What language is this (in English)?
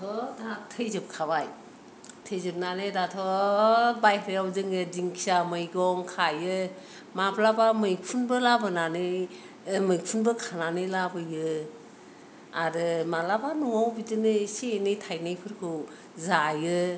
Bodo